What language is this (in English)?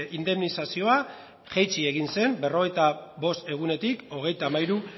Basque